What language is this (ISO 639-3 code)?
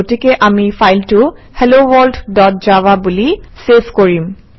asm